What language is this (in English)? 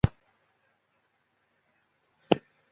Chinese